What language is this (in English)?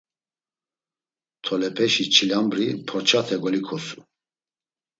Laz